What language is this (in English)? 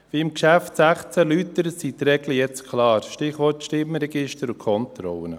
Swiss German